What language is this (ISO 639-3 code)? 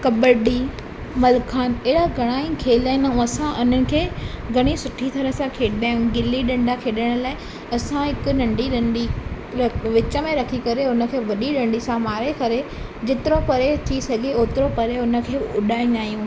snd